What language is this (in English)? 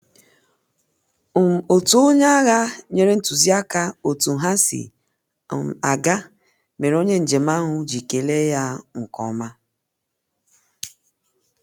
Igbo